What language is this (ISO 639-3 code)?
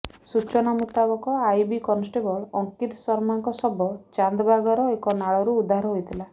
ori